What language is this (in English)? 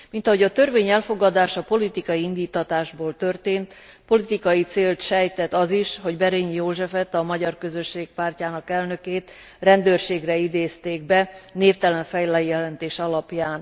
Hungarian